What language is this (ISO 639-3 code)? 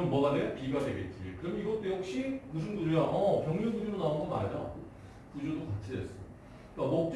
kor